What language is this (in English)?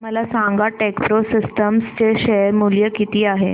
Marathi